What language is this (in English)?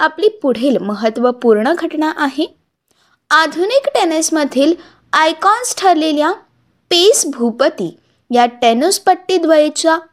Marathi